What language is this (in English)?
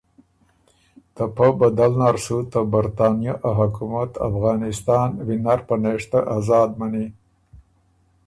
Ormuri